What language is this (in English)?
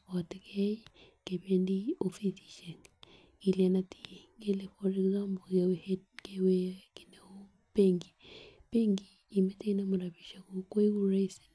Kalenjin